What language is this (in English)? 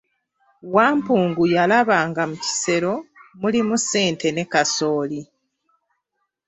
Ganda